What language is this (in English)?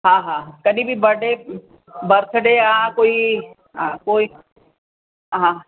Sindhi